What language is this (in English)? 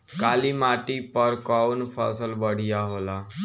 Bhojpuri